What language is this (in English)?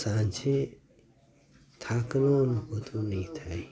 Gujarati